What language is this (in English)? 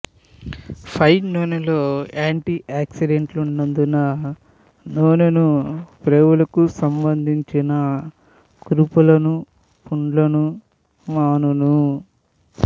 Telugu